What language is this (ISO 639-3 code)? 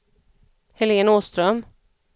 swe